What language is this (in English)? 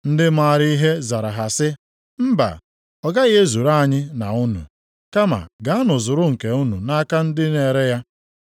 Igbo